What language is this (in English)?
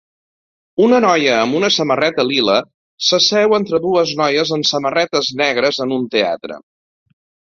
Catalan